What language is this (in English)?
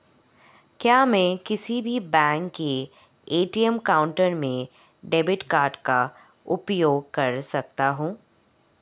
Hindi